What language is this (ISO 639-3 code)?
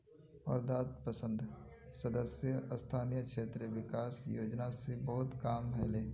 mag